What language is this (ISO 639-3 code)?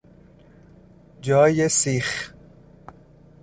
fas